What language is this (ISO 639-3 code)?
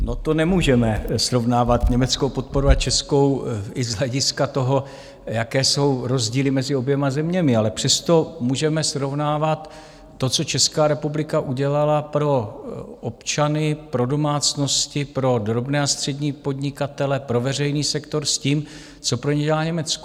ces